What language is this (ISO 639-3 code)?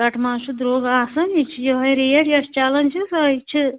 kas